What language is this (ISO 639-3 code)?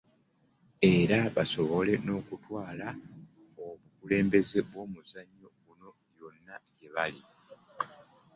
lug